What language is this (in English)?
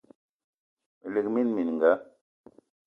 Eton (Cameroon)